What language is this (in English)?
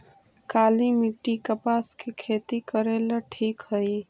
Magahi